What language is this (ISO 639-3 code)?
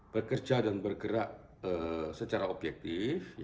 ind